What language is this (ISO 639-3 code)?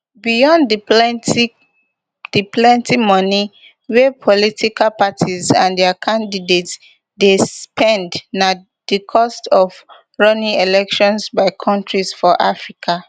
pcm